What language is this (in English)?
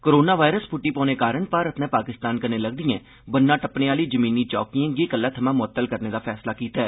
Dogri